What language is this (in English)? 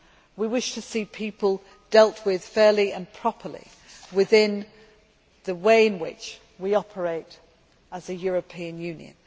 English